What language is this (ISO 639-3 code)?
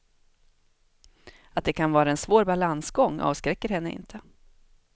swe